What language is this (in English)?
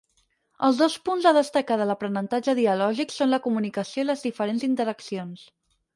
Catalan